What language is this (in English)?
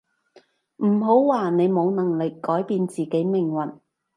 Cantonese